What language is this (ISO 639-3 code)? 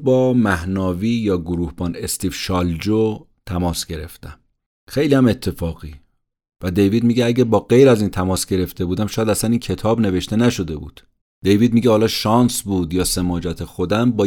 fas